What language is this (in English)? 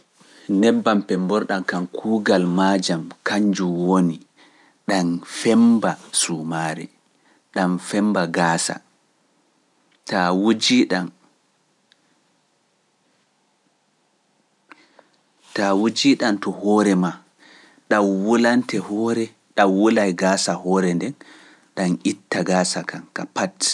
Pular